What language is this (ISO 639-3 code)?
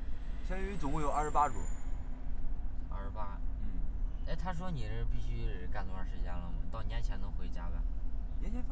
zho